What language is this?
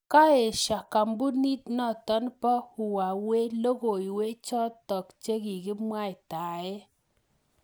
Kalenjin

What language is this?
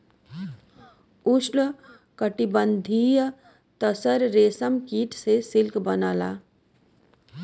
Bhojpuri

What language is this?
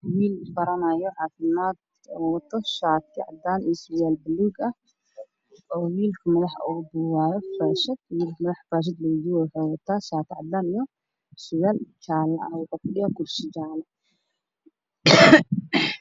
Somali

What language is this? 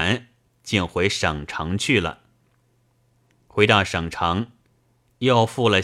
Chinese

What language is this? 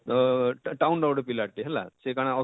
Odia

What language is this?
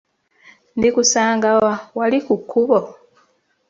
Ganda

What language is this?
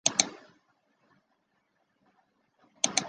Chinese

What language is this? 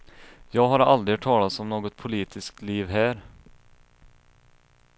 Swedish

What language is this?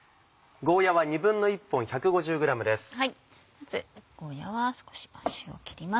Japanese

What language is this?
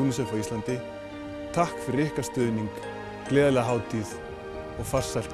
Icelandic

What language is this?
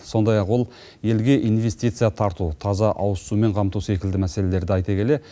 Kazakh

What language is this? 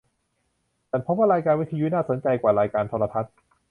Thai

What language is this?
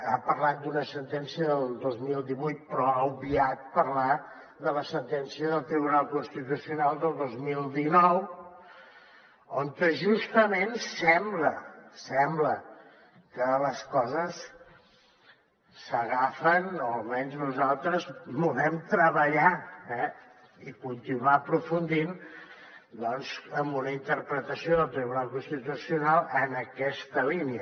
Catalan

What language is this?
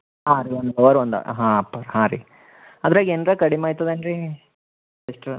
Kannada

